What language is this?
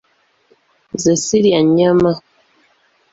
Ganda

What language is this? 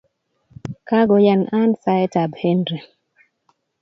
Kalenjin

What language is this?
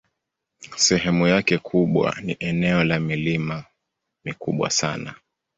Swahili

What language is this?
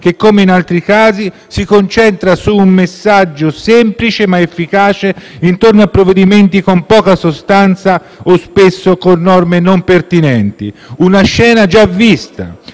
Italian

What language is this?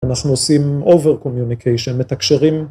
Hebrew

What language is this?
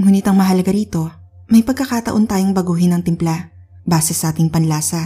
Filipino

